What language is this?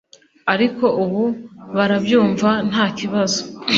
Kinyarwanda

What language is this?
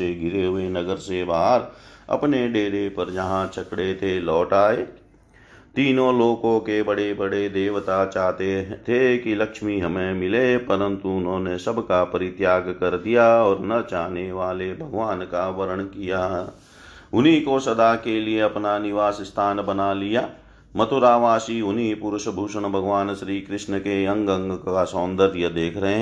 Hindi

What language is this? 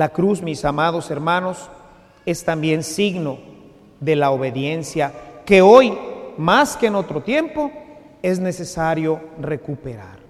Spanish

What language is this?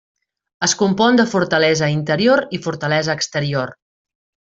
Catalan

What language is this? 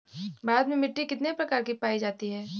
Bhojpuri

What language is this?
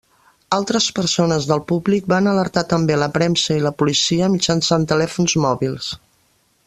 Catalan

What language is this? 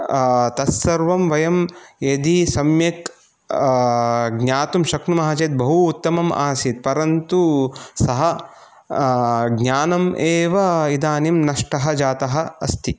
Sanskrit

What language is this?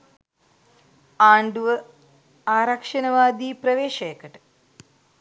Sinhala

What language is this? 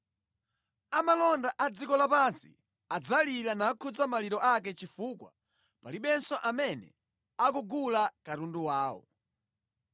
Nyanja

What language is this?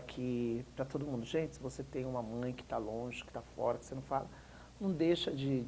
Portuguese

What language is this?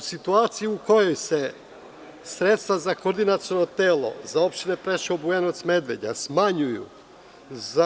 Serbian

